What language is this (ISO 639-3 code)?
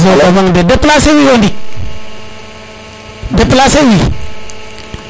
srr